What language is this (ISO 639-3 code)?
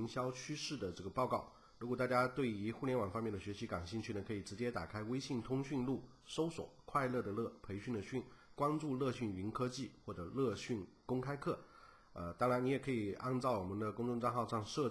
zho